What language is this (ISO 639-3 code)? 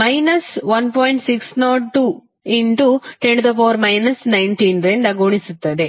kan